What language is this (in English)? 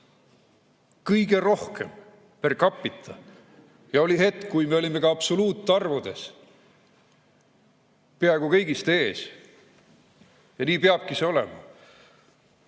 Estonian